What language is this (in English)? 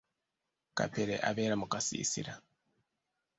Ganda